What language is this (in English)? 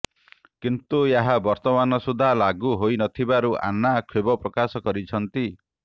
Odia